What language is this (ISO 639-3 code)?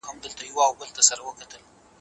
pus